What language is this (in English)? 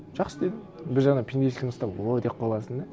Kazakh